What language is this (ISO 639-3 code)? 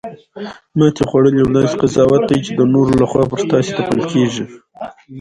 pus